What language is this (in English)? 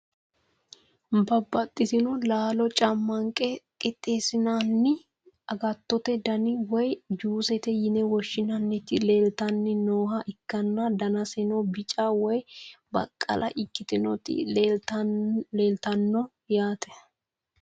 Sidamo